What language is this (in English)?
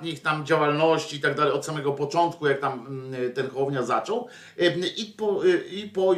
Polish